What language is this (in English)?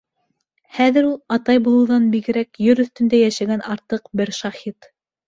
Bashkir